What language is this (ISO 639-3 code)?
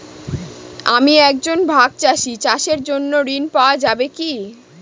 ben